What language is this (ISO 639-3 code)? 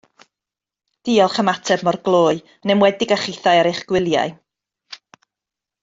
cym